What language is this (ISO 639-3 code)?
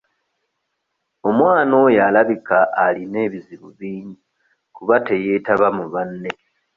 lug